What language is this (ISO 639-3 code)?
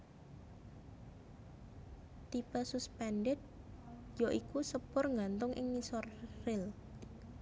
jav